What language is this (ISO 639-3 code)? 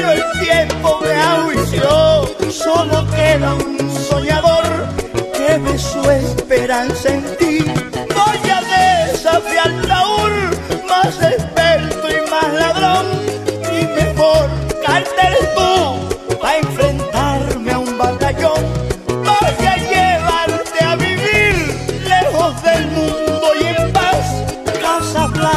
bul